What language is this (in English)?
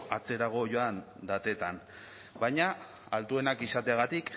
Basque